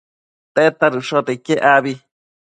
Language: Matsés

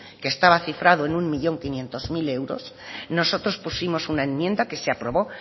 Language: Spanish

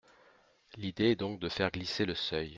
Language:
French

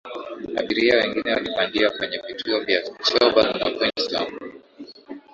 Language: Swahili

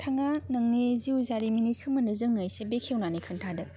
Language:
Bodo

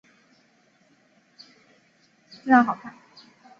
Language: Chinese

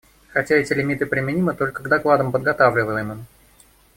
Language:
Russian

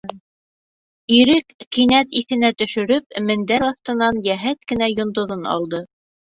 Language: Bashkir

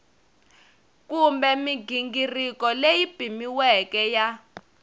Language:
Tsonga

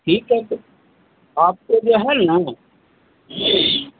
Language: Hindi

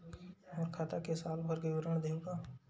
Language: Chhattisgarhi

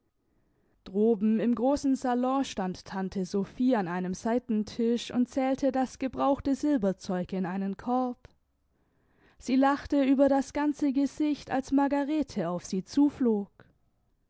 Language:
German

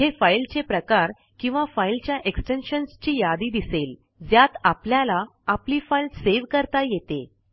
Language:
Marathi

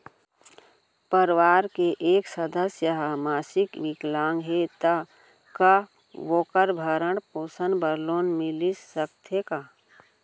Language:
Chhattisgarhi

